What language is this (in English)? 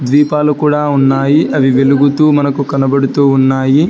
Telugu